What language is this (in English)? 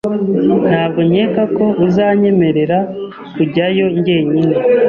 Kinyarwanda